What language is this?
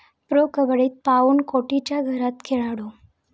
Marathi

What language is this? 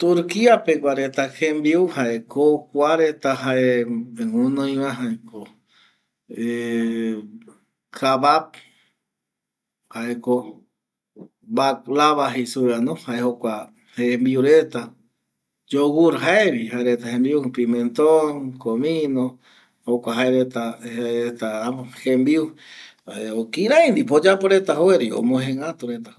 Eastern Bolivian Guaraní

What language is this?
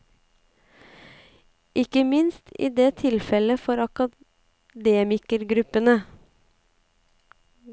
Norwegian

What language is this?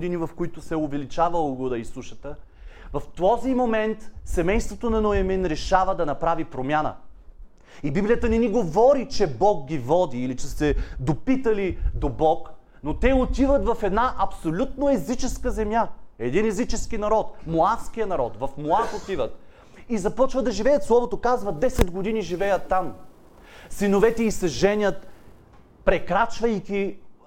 Bulgarian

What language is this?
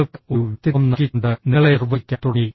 Malayalam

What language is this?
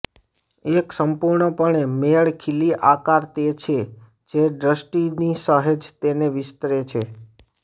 Gujarati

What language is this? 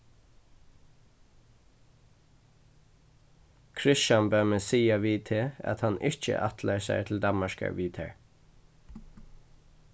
Faroese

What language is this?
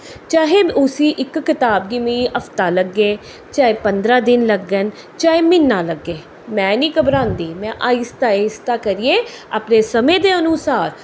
Dogri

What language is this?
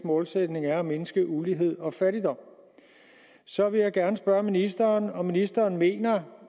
Danish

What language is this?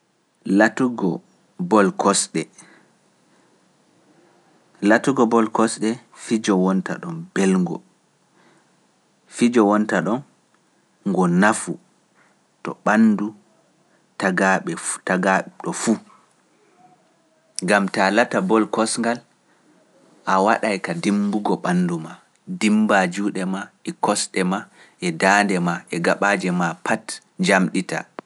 Pular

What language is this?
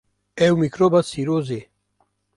Kurdish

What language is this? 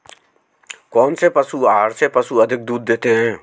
Hindi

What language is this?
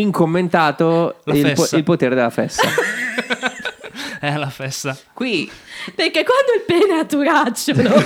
Italian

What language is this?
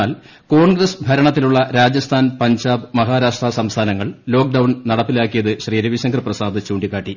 Malayalam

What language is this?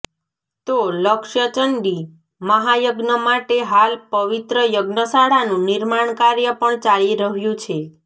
Gujarati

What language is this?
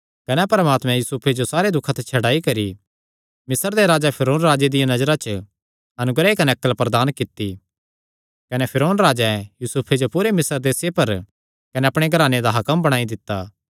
Kangri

